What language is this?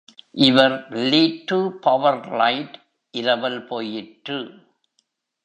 Tamil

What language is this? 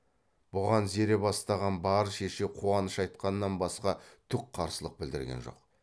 Kazakh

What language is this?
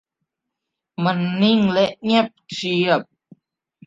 Thai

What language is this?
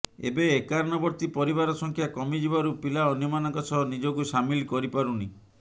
Odia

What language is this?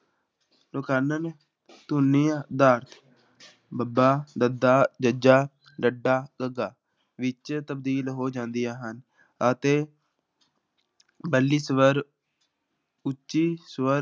Punjabi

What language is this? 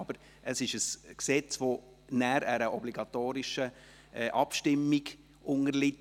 Swiss German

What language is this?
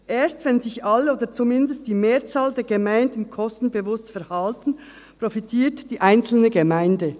Swiss German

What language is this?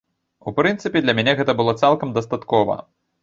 Belarusian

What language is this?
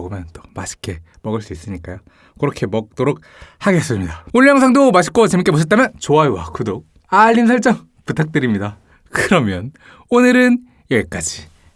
Korean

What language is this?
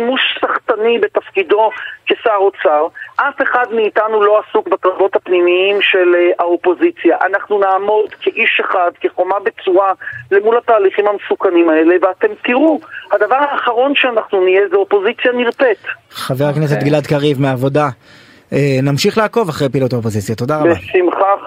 Hebrew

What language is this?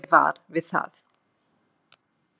Icelandic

